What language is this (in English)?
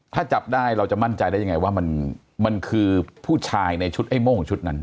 Thai